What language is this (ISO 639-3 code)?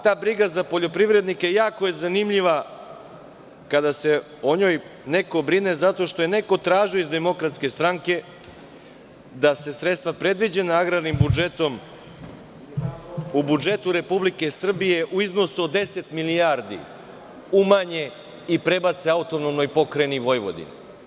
srp